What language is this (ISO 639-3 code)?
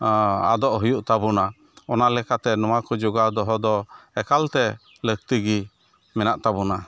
sat